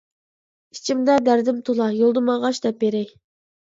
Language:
Uyghur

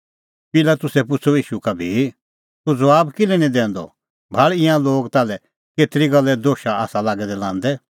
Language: Kullu Pahari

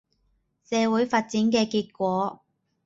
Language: Cantonese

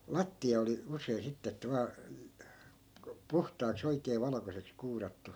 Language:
Finnish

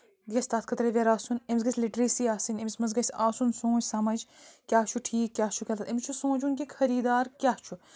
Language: Kashmiri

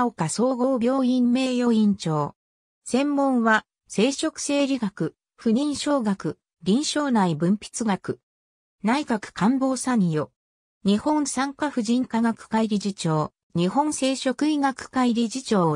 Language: Japanese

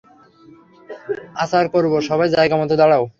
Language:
Bangla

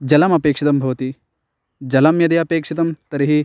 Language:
Sanskrit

